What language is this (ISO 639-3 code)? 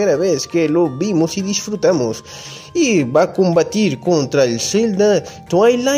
spa